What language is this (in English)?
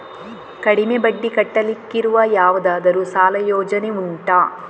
Kannada